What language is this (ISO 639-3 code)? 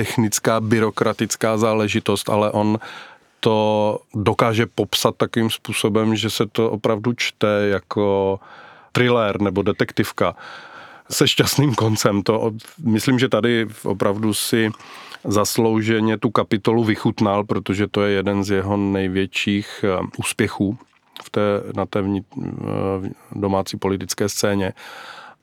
ces